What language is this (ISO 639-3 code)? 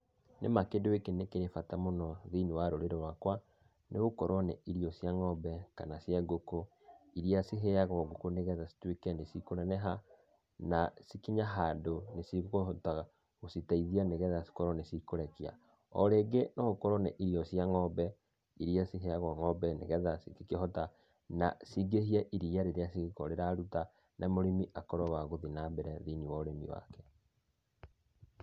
kik